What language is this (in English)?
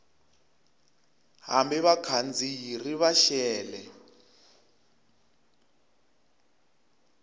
Tsonga